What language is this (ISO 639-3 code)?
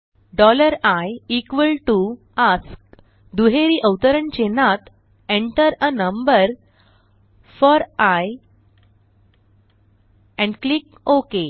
mar